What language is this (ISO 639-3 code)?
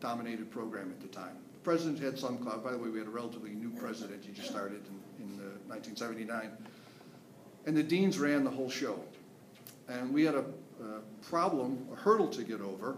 eng